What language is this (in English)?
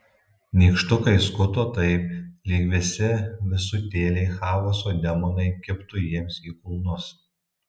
Lithuanian